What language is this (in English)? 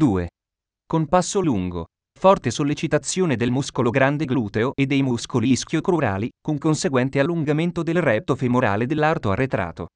Italian